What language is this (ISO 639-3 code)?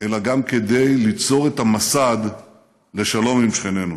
heb